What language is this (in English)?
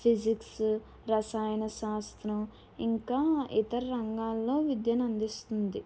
Telugu